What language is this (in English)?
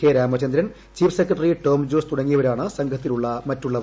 Malayalam